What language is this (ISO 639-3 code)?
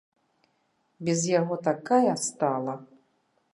bel